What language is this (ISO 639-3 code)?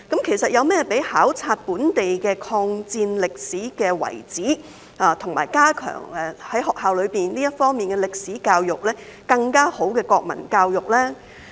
yue